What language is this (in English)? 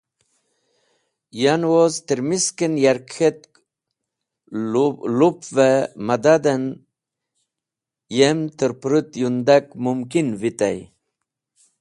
Wakhi